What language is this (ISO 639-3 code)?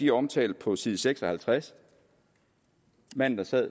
dan